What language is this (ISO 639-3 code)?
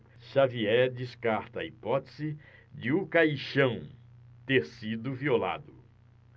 por